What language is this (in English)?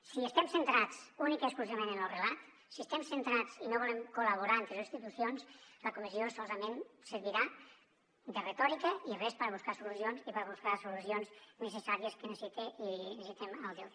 Catalan